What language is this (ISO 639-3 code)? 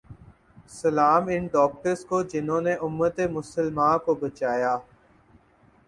urd